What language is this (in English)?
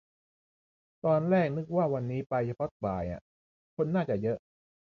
Thai